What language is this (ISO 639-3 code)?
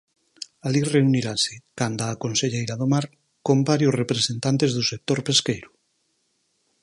glg